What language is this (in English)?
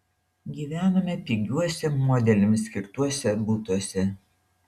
Lithuanian